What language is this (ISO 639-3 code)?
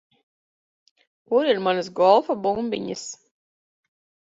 lav